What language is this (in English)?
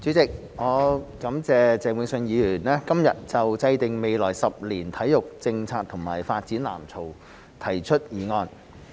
Cantonese